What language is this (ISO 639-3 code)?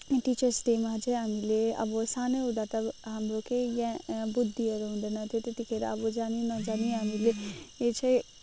nep